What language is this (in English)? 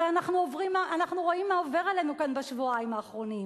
Hebrew